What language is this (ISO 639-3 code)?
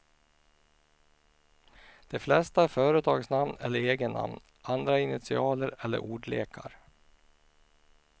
swe